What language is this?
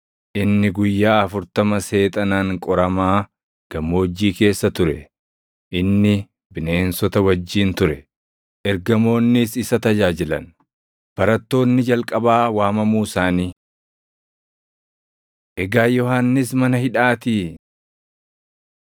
Oromo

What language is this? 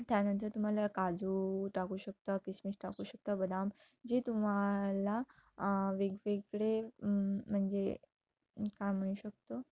Marathi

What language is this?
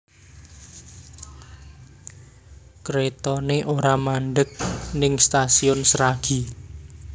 Javanese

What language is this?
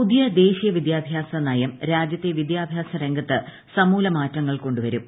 Malayalam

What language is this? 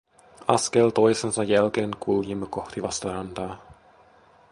Finnish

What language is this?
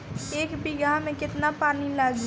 Bhojpuri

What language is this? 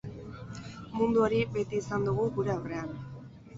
Basque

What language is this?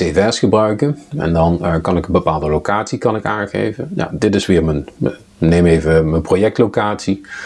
Dutch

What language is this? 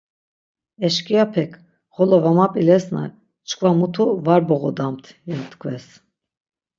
Laz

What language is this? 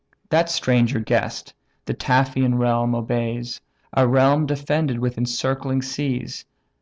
English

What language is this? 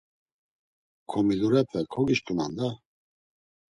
Laz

